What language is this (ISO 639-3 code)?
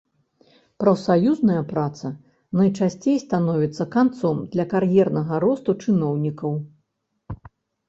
bel